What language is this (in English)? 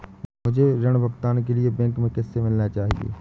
Hindi